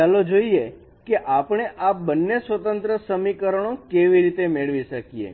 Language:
Gujarati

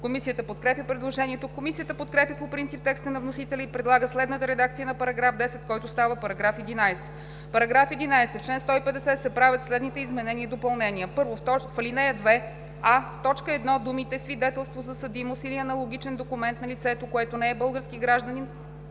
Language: Bulgarian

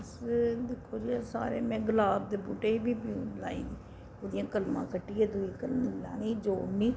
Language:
Dogri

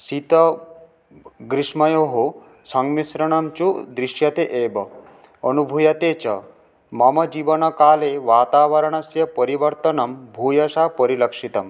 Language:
Sanskrit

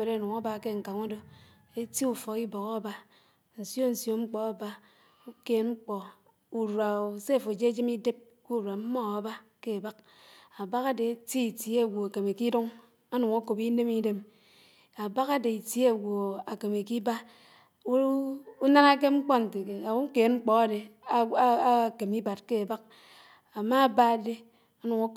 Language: Anaang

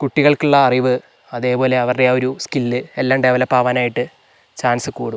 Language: Malayalam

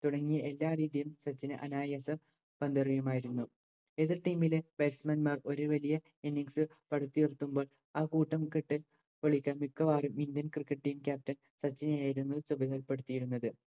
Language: Malayalam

